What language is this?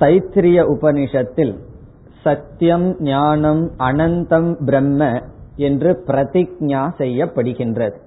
Tamil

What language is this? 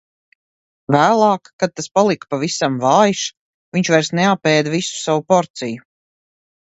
Latvian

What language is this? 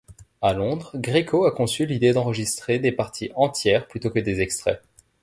French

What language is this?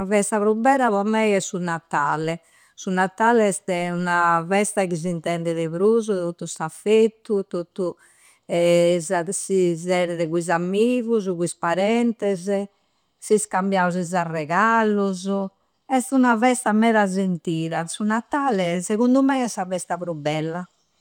Campidanese Sardinian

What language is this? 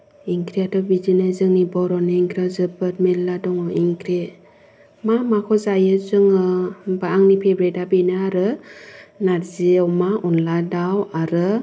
Bodo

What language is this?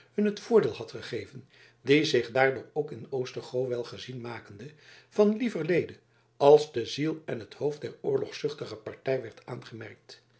Dutch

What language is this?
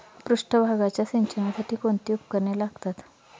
Marathi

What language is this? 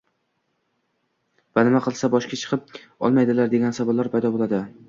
Uzbek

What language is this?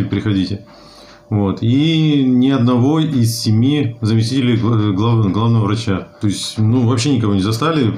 Russian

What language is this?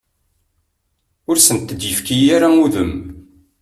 Kabyle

